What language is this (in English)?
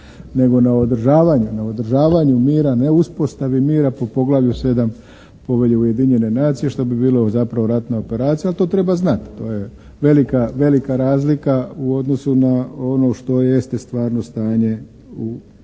Croatian